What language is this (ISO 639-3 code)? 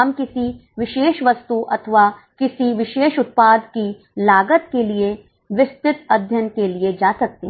hin